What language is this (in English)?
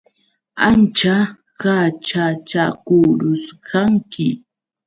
Yauyos Quechua